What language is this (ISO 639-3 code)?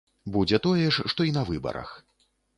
bel